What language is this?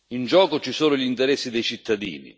Italian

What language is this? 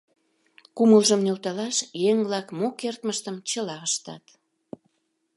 Mari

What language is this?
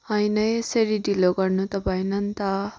Nepali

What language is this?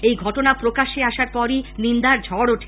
Bangla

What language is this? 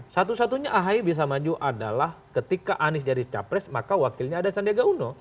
Indonesian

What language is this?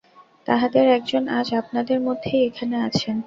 Bangla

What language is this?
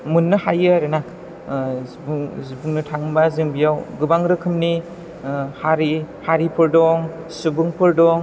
Bodo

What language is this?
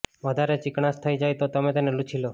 Gujarati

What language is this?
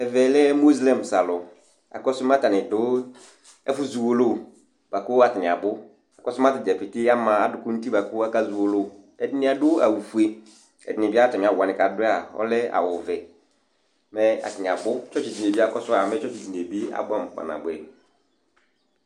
Ikposo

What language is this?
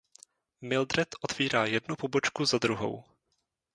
Czech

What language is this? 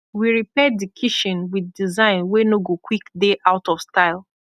Nigerian Pidgin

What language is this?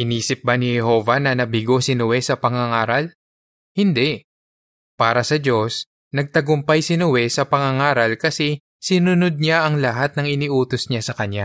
Filipino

